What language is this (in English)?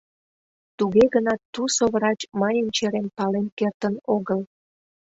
Mari